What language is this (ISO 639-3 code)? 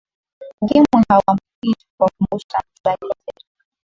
swa